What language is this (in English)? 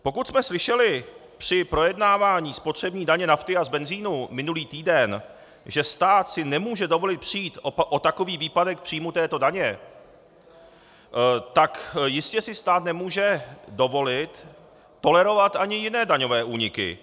Czech